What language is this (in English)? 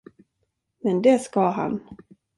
Swedish